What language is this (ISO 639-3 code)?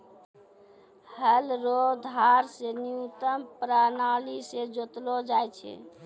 mai